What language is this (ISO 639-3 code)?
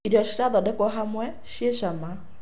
kik